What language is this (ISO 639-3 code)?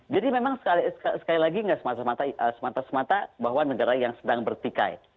ind